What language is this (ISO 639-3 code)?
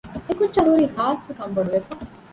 div